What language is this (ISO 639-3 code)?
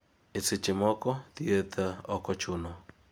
luo